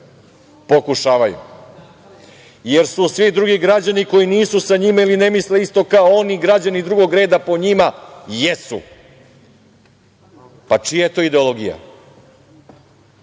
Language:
Serbian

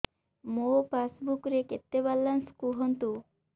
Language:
Odia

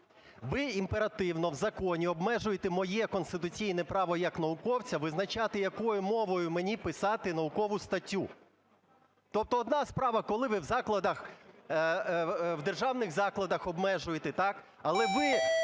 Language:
Ukrainian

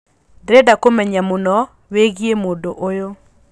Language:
Kikuyu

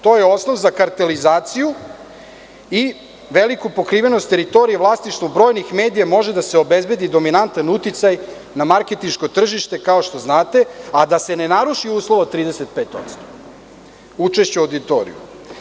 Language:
Serbian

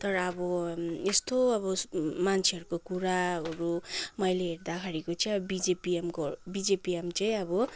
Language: Nepali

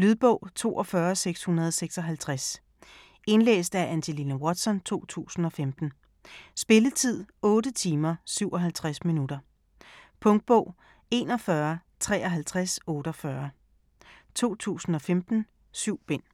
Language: Danish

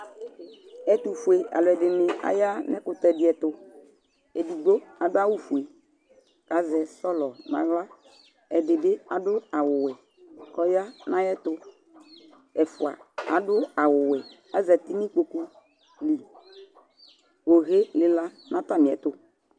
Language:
Ikposo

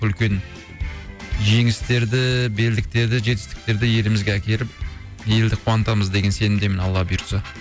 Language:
Kazakh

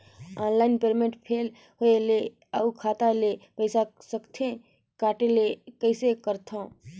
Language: Chhattisgarhi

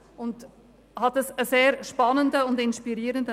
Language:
Swiss German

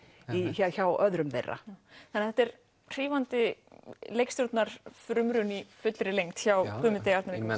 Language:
Icelandic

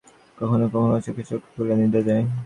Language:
Bangla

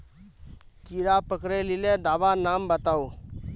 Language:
Magahi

